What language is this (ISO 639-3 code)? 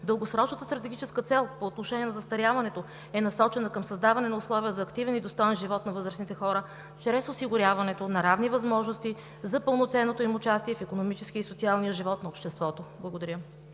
bul